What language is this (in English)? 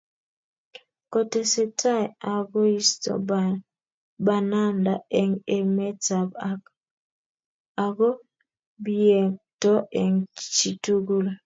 Kalenjin